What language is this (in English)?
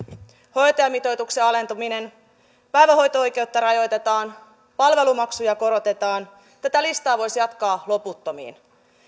Finnish